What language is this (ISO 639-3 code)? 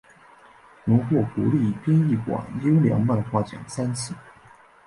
zho